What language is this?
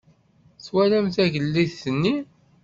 Kabyle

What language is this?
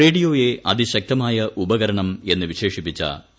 Malayalam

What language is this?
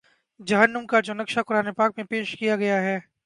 Urdu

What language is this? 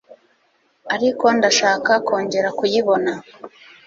Kinyarwanda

